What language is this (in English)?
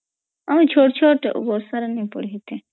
Odia